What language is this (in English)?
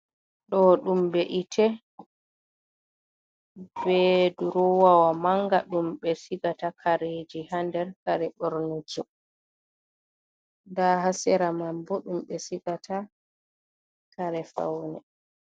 Fula